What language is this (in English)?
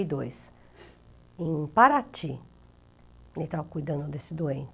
Portuguese